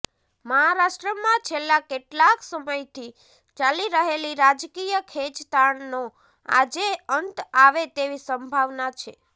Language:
Gujarati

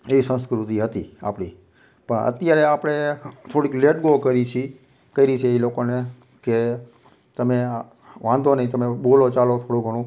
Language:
Gujarati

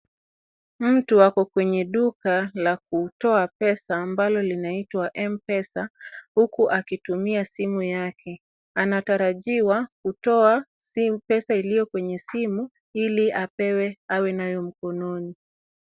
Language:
Swahili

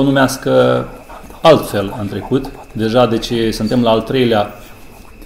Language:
Romanian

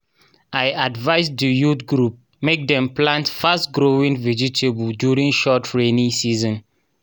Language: Nigerian Pidgin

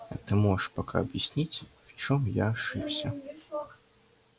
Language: Russian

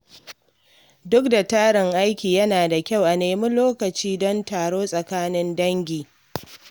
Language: Hausa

